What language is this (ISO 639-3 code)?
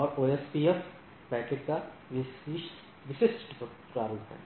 hin